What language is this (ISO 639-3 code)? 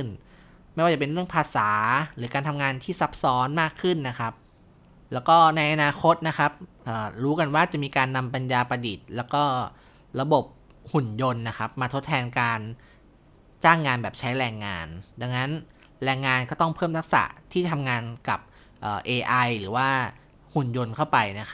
tha